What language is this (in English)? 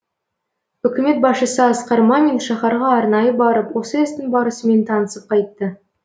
Kazakh